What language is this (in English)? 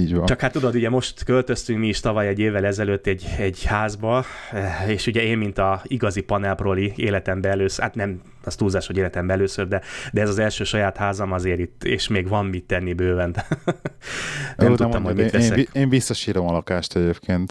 Hungarian